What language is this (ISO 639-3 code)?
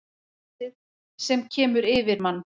isl